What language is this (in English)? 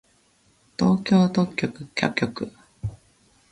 Japanese